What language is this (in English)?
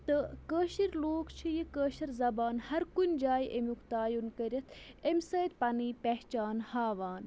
Kashmiri